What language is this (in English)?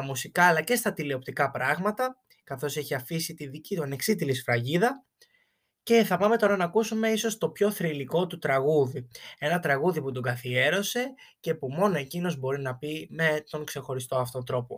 Greek